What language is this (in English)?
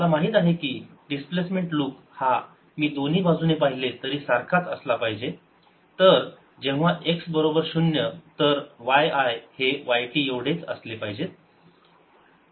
Marathi